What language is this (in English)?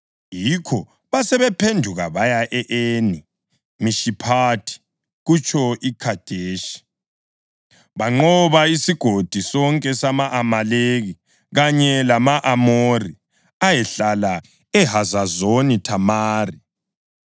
North Ndebele